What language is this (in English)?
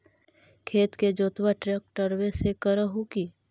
Magahi